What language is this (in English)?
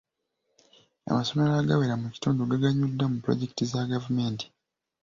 Ganda